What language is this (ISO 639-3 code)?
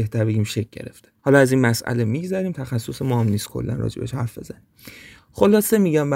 fas